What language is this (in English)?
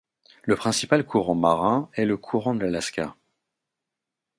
French